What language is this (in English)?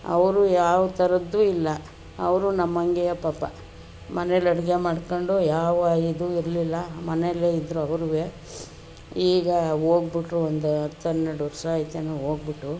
Kannada